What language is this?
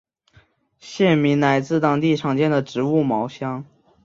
Chinese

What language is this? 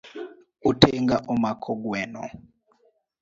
Luo (Kenya and Tanzania)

